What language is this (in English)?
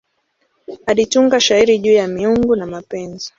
Swahili